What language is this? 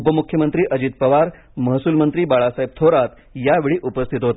Marathi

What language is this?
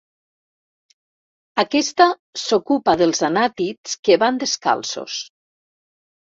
Catalan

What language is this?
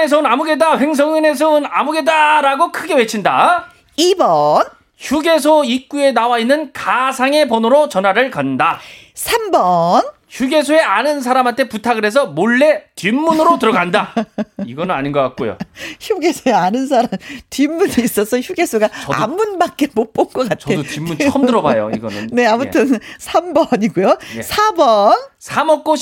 Korean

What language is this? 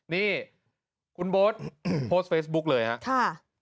Thai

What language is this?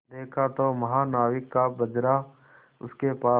Hindi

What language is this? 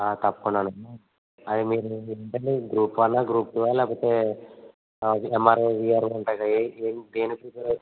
Telugu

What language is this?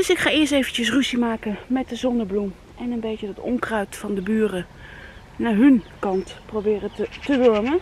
Dutch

